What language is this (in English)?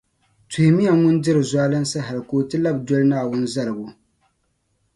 Dagbani